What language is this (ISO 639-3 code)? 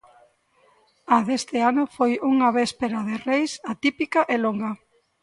glg